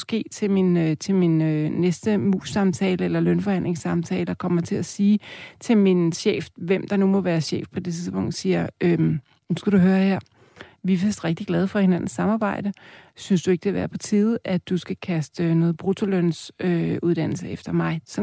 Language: Danish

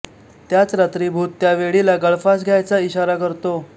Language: Marathi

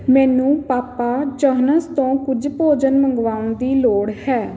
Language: Punjabi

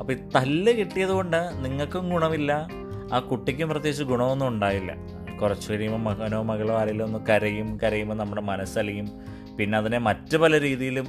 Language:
Malayalam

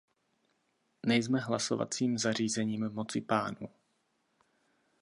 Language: Czech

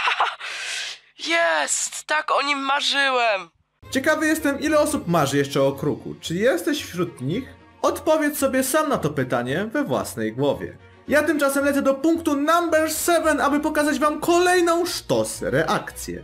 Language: Polish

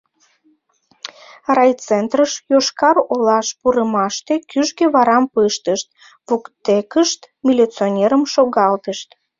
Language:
Mari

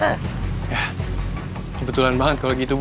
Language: Indonesian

